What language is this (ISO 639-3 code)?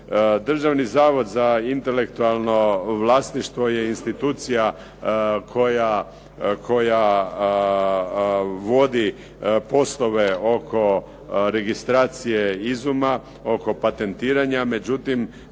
hrv